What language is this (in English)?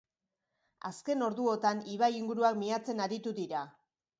Basque